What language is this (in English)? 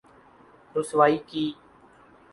Urdu